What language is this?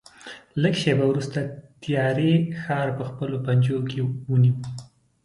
Pashto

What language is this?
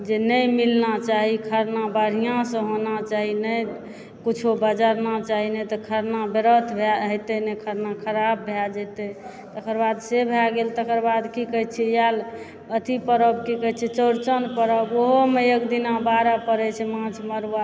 Maithili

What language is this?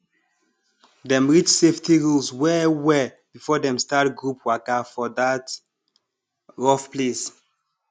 Nigerian Pidgin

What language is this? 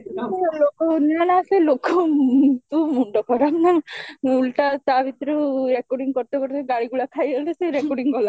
Odia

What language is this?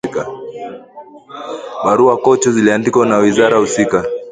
Swahili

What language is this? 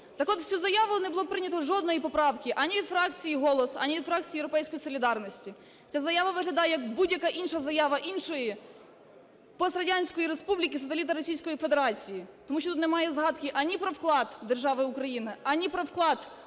Ukrainian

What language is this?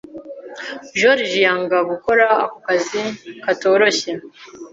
Kinyarwanda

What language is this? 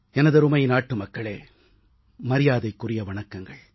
Tamil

